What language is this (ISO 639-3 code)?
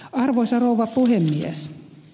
fin